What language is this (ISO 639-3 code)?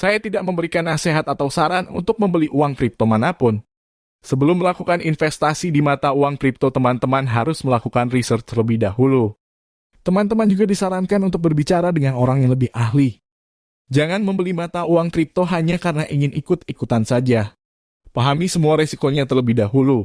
ind